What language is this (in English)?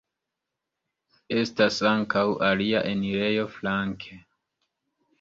Esperanto